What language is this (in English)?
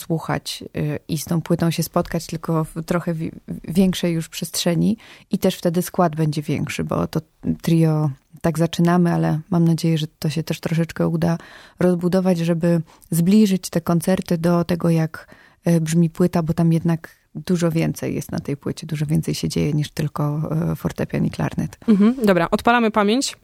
Polish